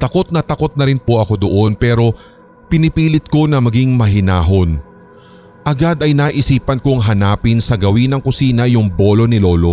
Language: Filipino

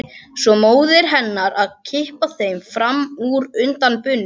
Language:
Icelandic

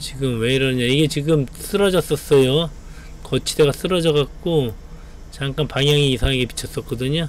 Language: Korean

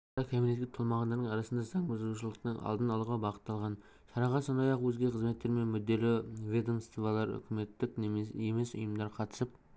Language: Kazakh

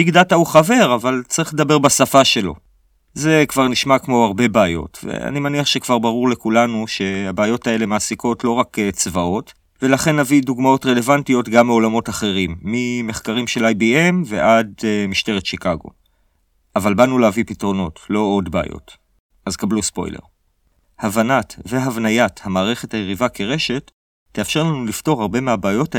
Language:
Hebrew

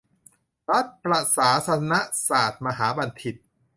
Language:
Thai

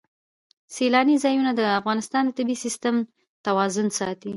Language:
Pashto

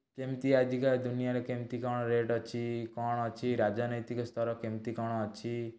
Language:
Odia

